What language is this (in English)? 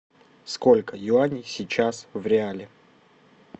Russian